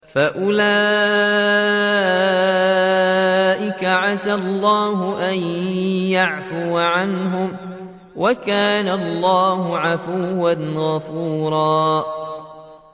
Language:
Arabic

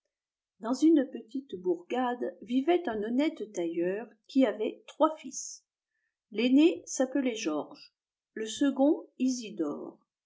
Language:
French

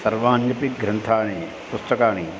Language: Sanskrit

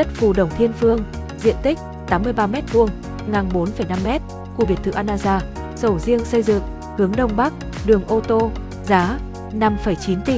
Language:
Vietnamese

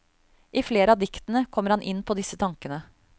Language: Norwegian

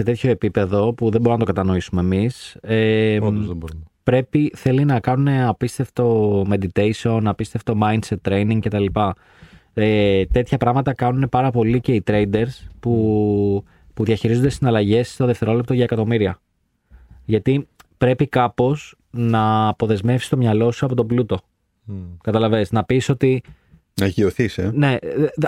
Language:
Greek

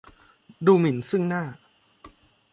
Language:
Thai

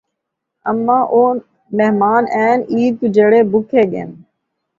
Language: Saraiki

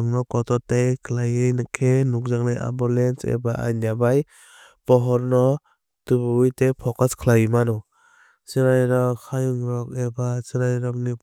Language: Kok Borok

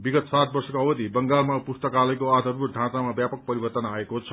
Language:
Nepali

